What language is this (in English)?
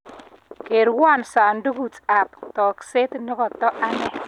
Kalenjin